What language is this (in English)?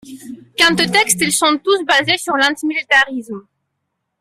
French